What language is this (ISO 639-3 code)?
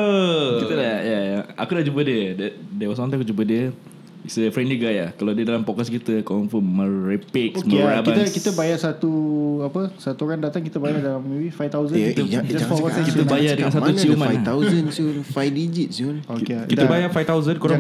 msa